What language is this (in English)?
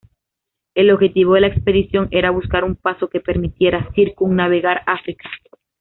Spanish